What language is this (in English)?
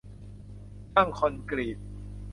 Thai